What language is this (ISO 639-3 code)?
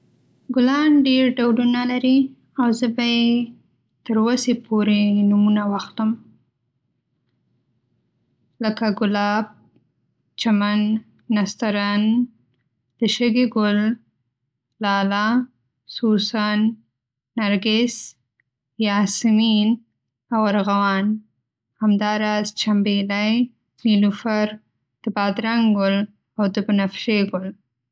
pus